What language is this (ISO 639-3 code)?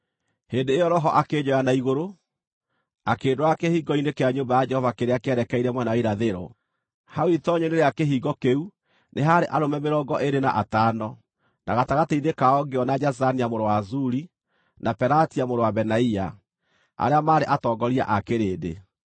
kik